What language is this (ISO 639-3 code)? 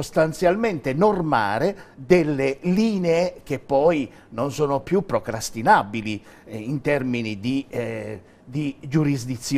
ita